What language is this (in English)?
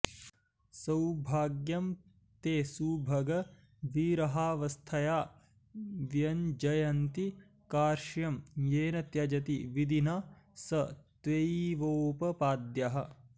Sanskrit